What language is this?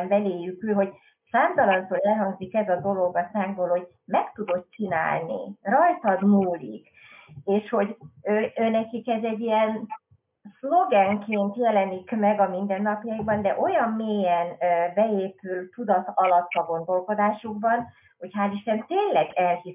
Hungarian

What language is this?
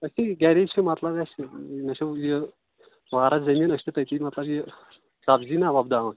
Kashmiri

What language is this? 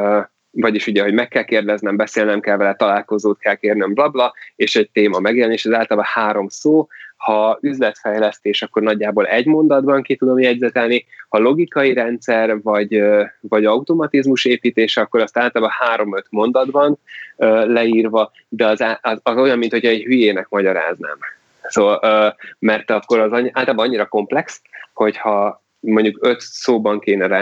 Hungarian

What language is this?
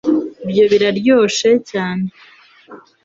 Kinyarwanda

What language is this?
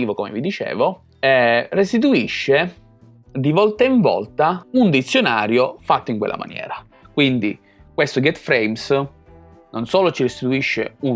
Italian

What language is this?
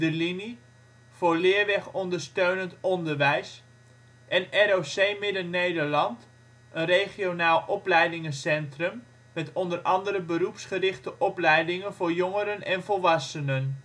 Dutch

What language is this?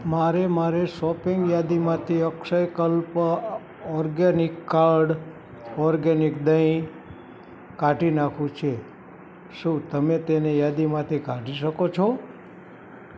Gujarati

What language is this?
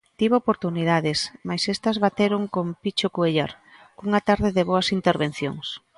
Galician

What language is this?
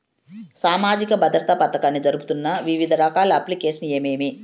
Telugu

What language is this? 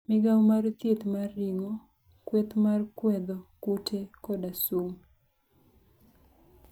Luo (Kenya and Tanzania)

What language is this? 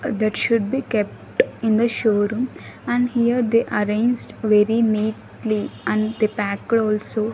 English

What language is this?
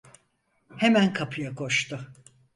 Turkish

